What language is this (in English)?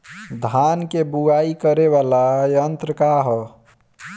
Bhojpuri